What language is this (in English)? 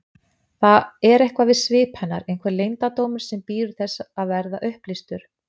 Icelandic